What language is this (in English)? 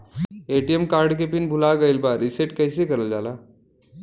Bhojpuri